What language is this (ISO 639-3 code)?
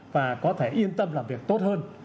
vie